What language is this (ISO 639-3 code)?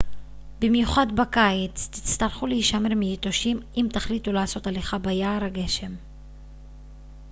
heb